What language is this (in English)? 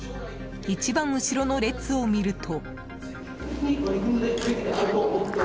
Japanese